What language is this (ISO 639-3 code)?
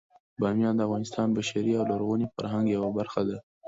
pus